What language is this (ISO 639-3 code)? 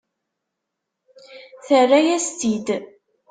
kab